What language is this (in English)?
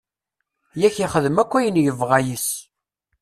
Kabyle